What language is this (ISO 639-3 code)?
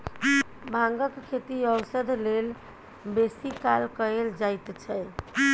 mai